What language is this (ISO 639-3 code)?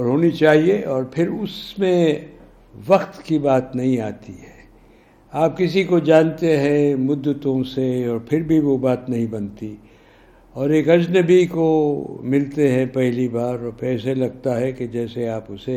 urd